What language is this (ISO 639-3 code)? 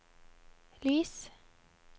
nor